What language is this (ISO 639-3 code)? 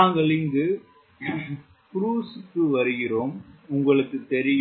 tam